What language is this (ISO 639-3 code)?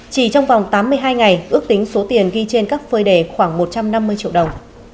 vie